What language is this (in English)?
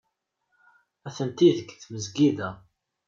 Kabyle